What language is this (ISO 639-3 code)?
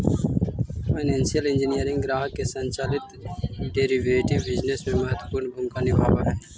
mag